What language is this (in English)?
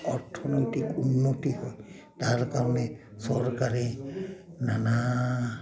Assamese